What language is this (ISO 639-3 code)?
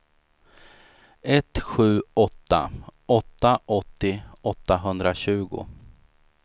swe